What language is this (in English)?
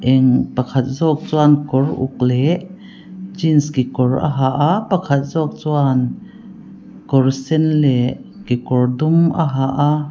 Mizo